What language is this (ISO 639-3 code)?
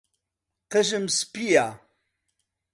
ckb